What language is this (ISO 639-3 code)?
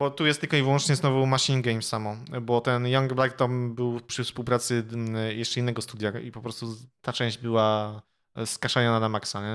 pol